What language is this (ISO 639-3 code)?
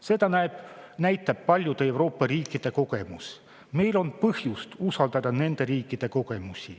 est